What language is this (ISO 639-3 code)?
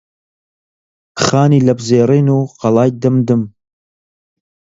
ckb